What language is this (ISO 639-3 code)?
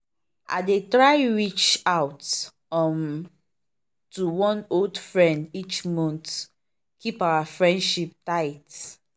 pcm